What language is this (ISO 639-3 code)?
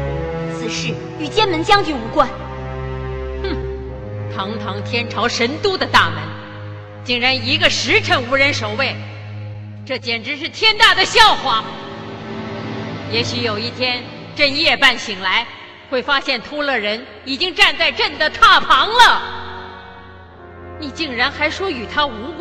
zho